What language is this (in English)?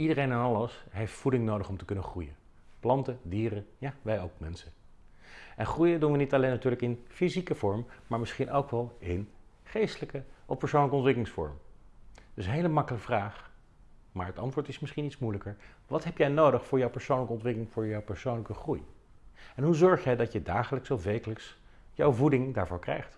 Dutch